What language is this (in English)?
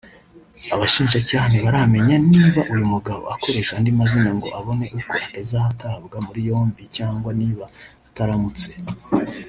Kinyarwanda